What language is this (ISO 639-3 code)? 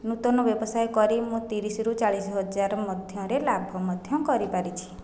ori